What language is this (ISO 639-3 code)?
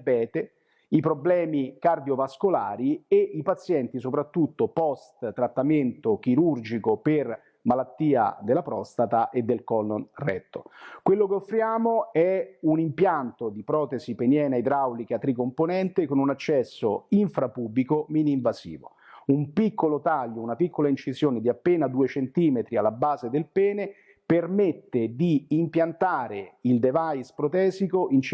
ita